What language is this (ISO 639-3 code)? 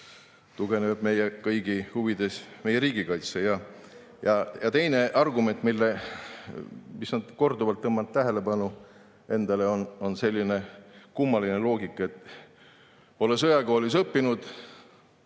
est